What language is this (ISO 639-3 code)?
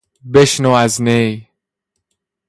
fas